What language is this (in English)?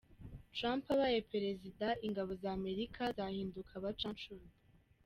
Kinyarwanda